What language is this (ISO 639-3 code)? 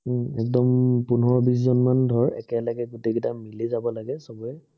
asm